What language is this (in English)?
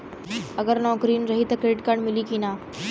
Bhojpuri